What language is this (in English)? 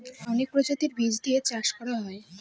Bangla